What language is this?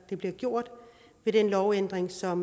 Danish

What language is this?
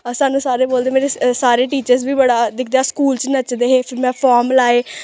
Dogri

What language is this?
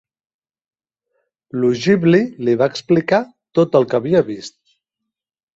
Catalan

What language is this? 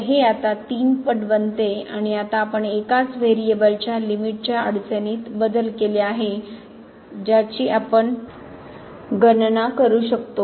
Marathi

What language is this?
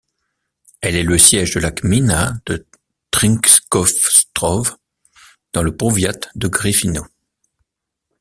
French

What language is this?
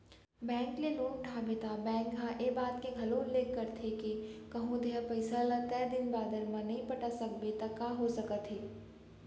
Chhattisgarhi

